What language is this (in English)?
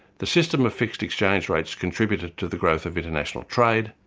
English